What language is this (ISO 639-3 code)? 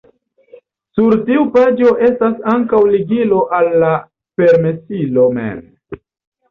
epo